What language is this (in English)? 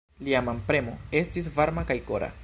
Esperanto